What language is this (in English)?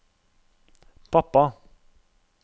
Norwegian